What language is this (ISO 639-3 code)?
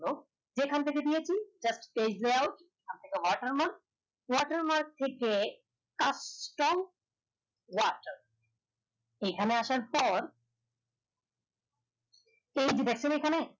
ben